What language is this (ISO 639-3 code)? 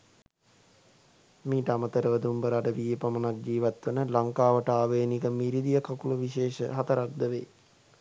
sin